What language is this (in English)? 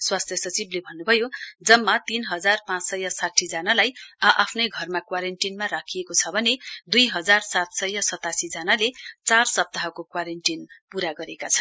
Nepali